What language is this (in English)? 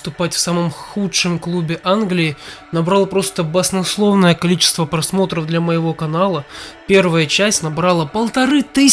Russian